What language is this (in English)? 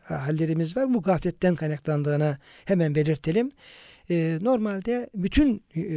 Turkish